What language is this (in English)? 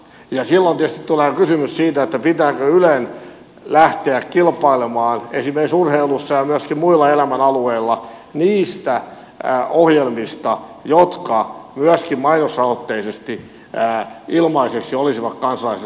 Finnish